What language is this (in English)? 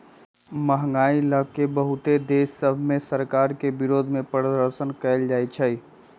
Magahi